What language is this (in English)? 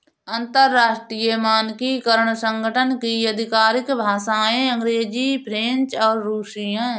Hindi